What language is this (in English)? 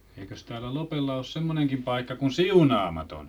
Finnish